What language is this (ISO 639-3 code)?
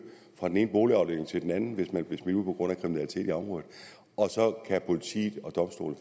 dan